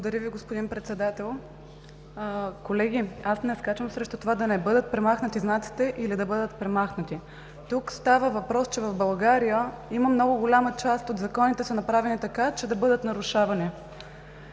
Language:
Bulgarian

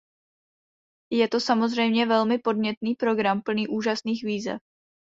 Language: Czech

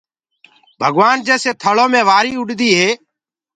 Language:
Gurgula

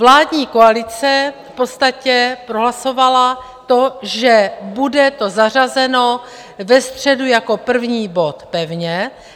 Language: Czech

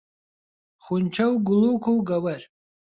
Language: Central Kurdish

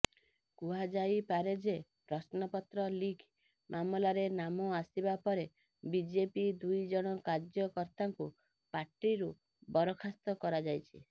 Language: Odia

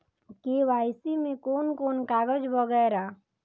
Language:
Maithili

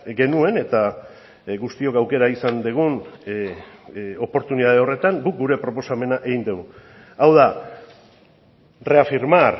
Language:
Basque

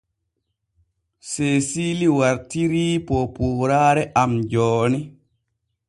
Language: Borgu Fulfulde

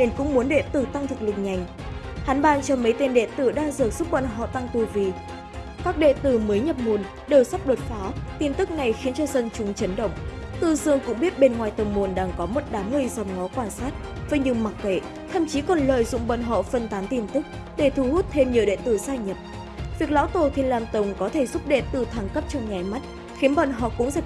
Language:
Vietnamese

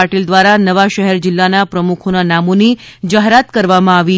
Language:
Gujarati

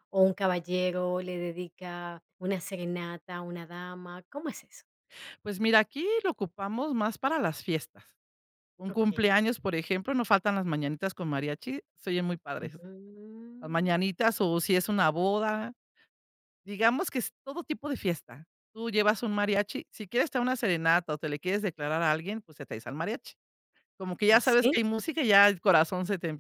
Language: Spanish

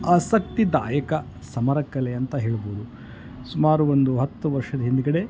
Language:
Kannada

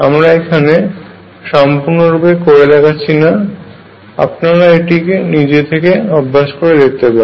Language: Bangla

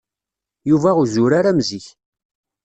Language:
Kabyle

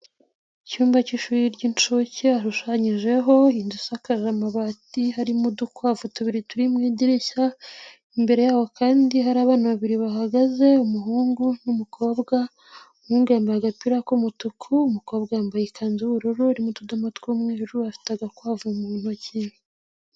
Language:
Kinyarwanda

